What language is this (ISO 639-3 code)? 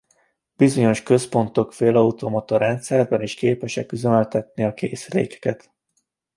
hun